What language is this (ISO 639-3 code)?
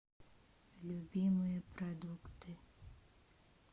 rus